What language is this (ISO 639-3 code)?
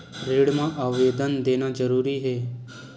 hne